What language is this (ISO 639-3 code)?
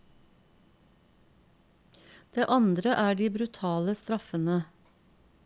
nor